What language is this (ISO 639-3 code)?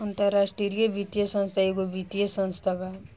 bho